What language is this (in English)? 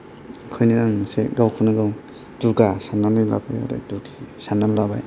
Bodo